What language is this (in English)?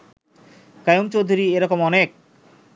Bangla